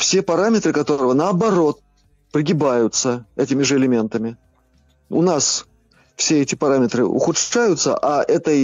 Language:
Russian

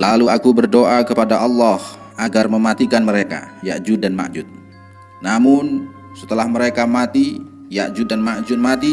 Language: Indonesian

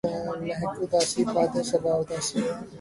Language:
Urdu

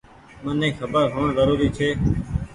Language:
Goaria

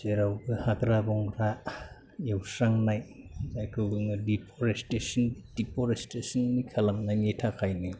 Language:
Bodo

